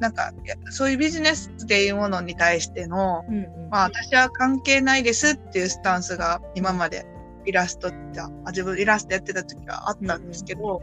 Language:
Japanese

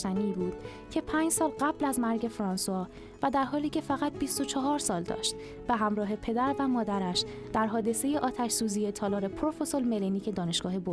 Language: Persian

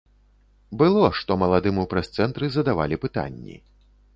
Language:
Belarusian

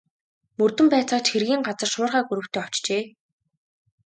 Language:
Mongolian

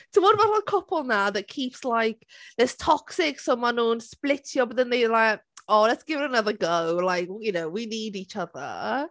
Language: Welsh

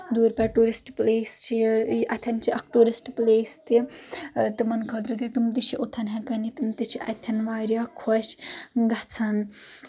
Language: Kashmiri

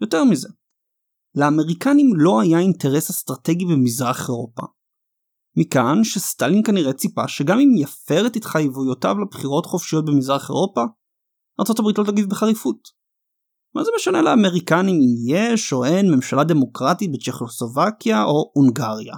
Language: Hebrew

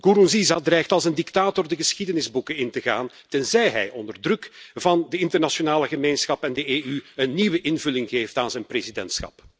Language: Dutch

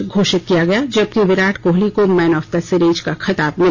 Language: Hindi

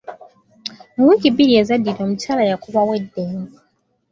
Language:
Ganda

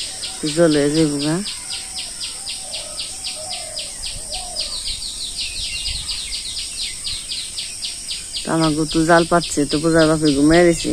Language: Bangla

